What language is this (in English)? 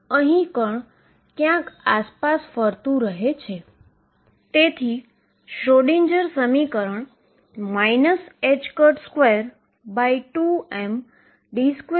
Gujarati